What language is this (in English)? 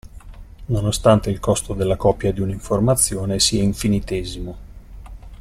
Italian